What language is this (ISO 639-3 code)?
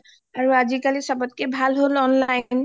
asm